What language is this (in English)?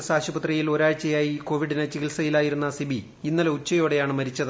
Malayalam